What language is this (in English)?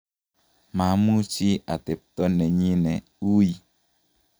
Kalenjin